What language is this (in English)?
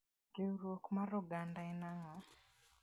Luo (Kenya and Tanzania)